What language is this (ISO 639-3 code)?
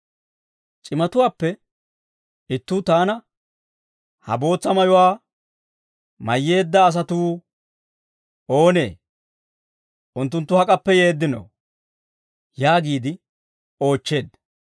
dwr